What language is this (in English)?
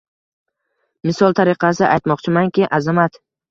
Uzbek